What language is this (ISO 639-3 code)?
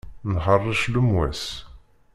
kab